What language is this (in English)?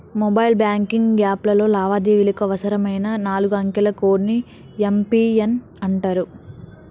Telugu